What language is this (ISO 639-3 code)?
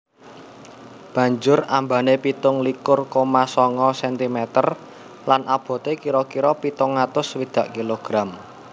jav